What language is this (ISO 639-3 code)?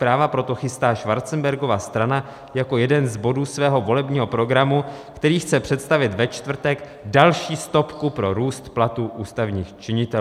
ces